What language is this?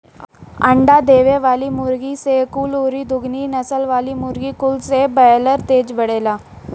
Bhojpuri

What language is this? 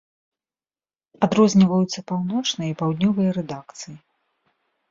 Belarusian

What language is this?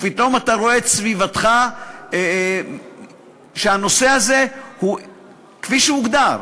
Hebrew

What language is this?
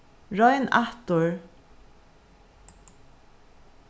Faroese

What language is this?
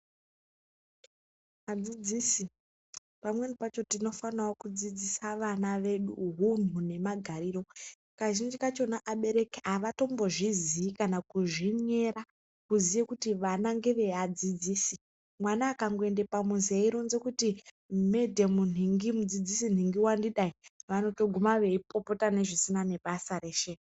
Ndau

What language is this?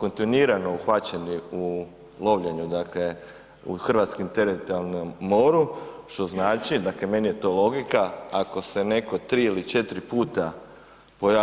Croatian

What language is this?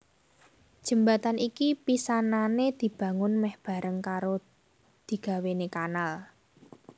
Javanese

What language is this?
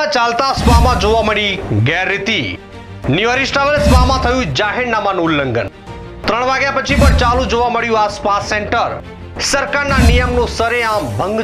Hindi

